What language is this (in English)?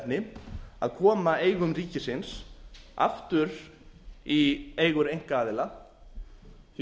Icelandic